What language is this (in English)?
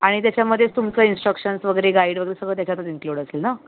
Marathi